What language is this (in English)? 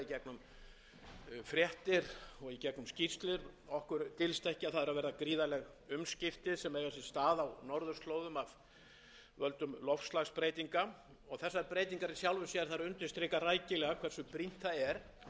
Icelandic